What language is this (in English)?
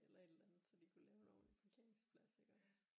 Danish